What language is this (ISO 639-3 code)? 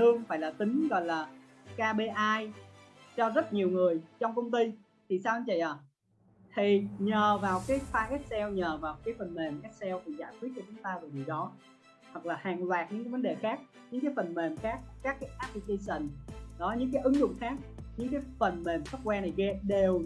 vie